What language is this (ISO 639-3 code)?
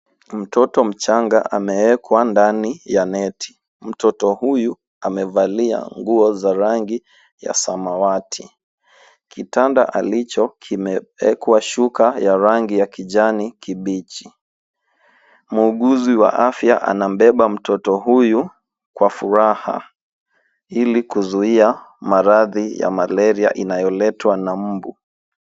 swa